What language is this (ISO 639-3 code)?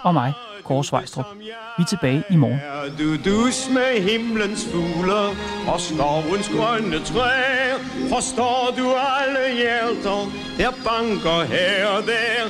dan